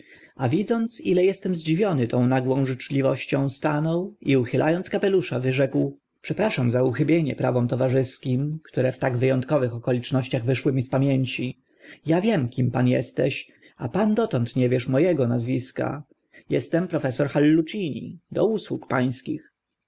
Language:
Polish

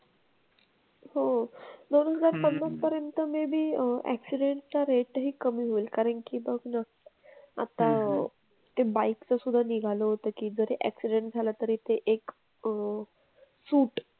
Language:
Marathi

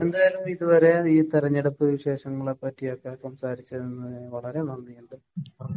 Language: Malayalam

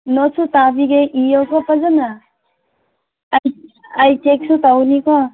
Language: Manipuri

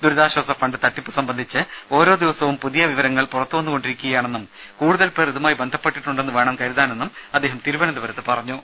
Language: Malayalam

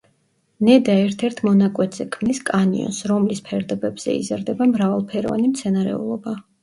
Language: Georgian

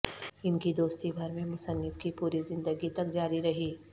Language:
Urdu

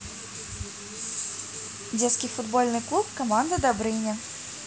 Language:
Russian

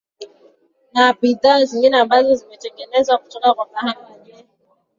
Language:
Swahili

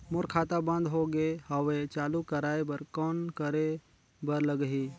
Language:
Chhattisgarhi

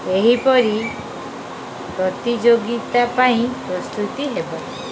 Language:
Odia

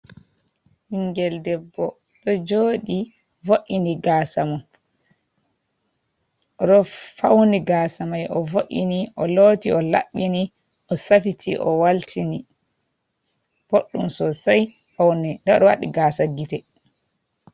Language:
Fula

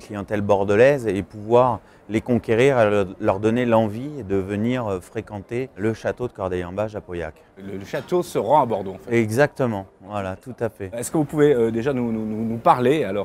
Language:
French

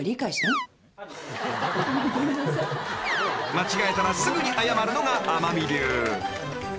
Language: Japanese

